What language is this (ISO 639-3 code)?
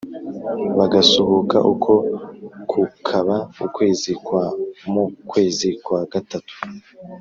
kin